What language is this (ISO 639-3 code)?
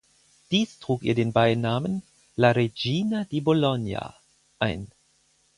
deu